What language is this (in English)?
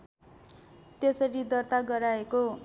Nepali